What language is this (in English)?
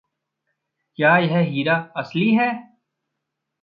Hindi